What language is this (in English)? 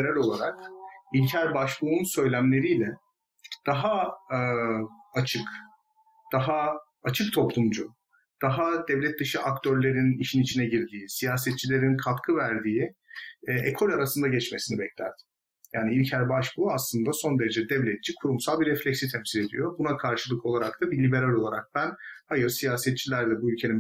Turkish